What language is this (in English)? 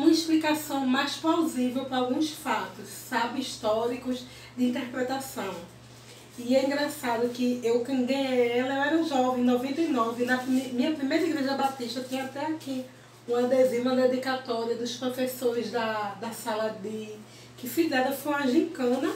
Portuguese